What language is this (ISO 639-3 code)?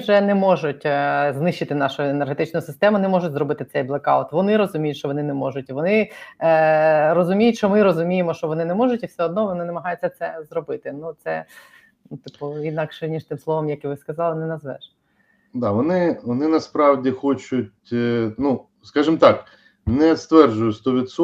ukr